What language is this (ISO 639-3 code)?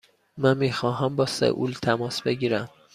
fas